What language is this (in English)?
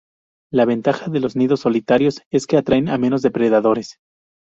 Spanish